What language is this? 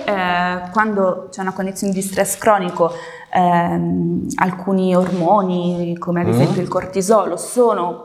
Italian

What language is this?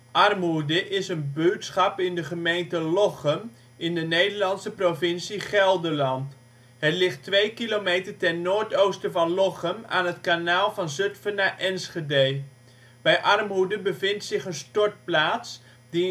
Dutch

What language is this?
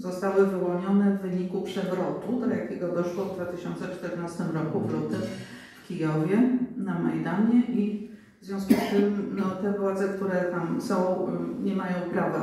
Polish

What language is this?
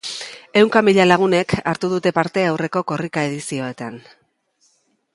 Basque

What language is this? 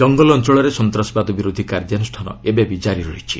Odia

